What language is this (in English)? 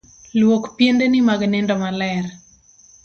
Luo (Kenya and Tanzania)